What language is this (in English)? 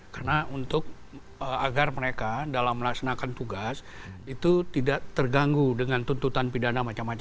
Indonesian